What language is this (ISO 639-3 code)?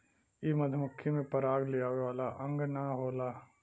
bho